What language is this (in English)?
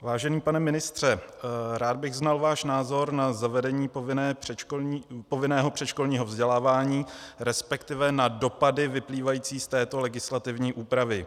Czech